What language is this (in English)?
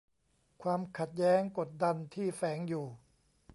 Thai